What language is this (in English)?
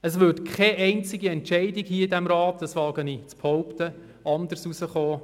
Swiss German